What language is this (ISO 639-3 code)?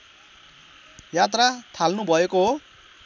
nep